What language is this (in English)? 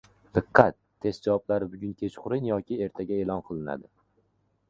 Uzbek